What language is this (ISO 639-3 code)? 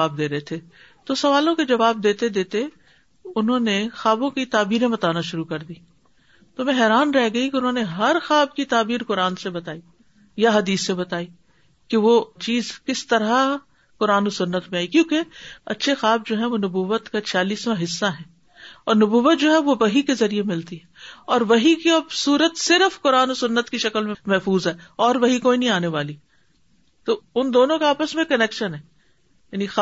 urd